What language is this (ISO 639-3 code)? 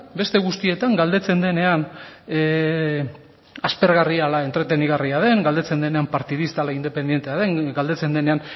eus